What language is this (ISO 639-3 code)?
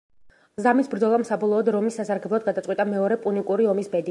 kat